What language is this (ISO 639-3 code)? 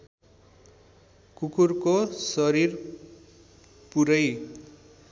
nep